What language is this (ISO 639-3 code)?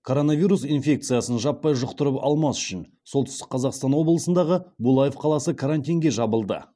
kaz